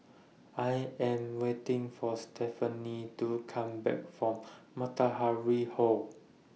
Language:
English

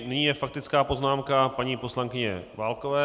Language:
Czech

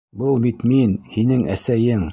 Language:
Bashkir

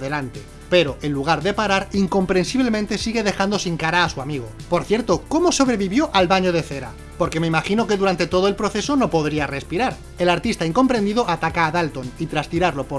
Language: Spanish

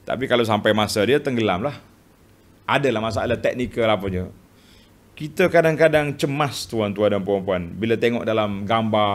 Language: Malay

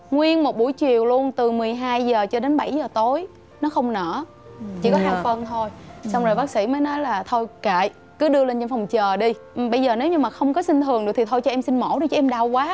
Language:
Vietnamese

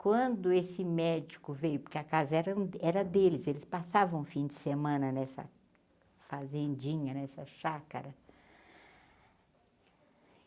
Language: Portuguese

